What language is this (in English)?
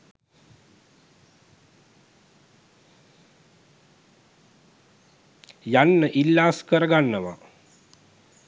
Sinhala